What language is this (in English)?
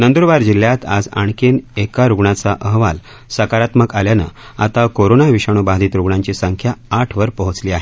Marathi